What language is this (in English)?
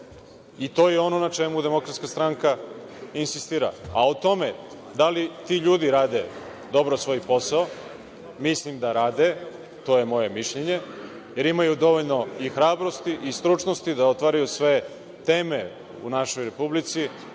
Serbian